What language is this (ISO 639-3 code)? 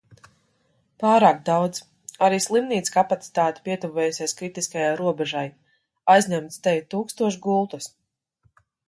lav